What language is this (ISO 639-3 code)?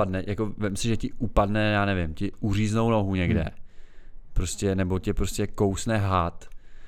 ces